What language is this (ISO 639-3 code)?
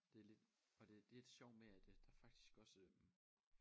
dan